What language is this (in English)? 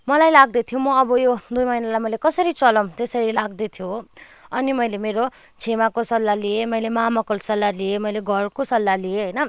Nepali